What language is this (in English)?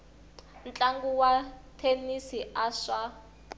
Tsonga